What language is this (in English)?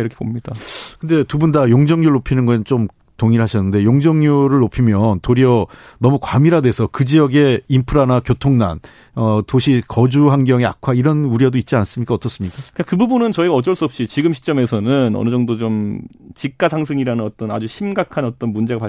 Korean